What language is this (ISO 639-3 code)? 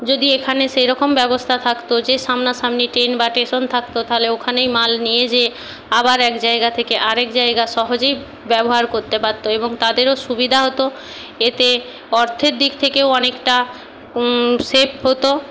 ben